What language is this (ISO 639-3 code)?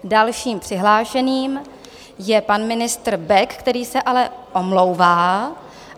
ces